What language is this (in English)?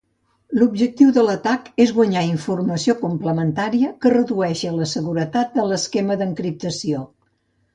Catalan